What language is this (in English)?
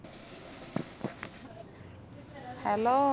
Malayalam